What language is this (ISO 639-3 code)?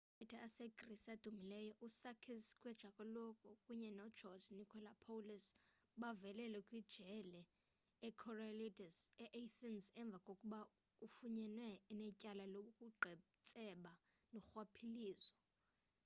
xho